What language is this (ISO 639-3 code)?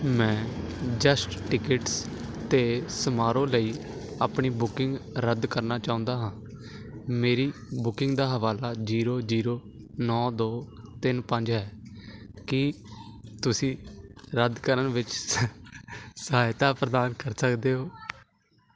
pan